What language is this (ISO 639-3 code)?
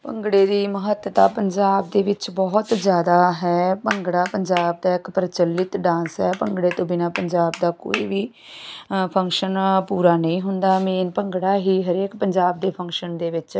pan